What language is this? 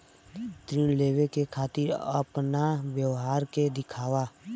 Bhojpuri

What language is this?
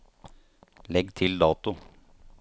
Norwegian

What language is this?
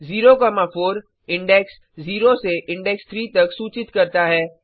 Hindi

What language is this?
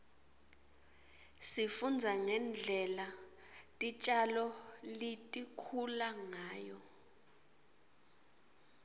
Swati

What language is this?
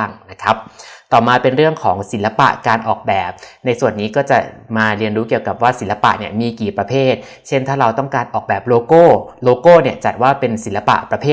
Thai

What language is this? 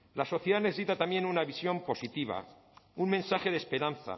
Spanish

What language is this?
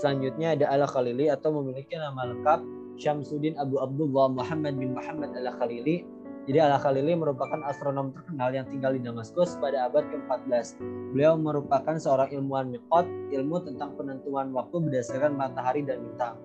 Indonesian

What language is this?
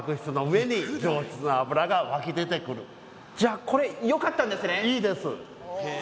Japanese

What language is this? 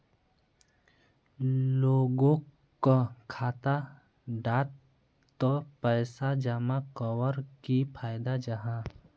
Magahi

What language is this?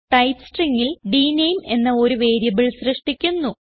Malayalam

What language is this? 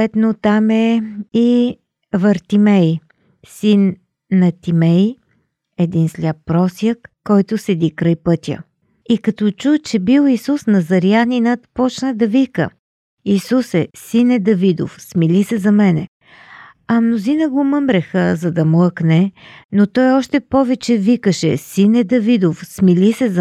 Bulgarian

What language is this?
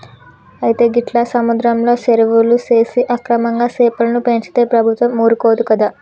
Telugu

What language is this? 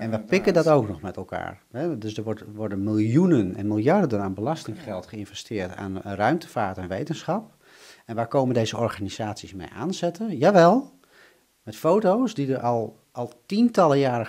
Dutch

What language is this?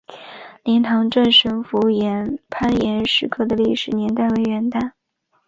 Chinese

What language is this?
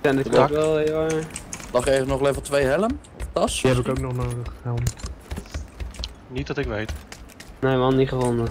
Dutch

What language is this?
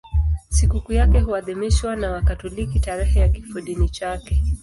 Swahili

